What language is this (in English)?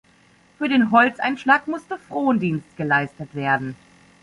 German